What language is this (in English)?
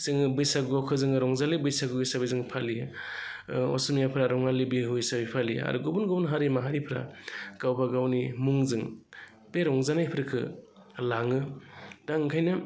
Bodo